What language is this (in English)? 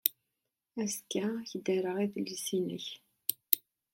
Kabyle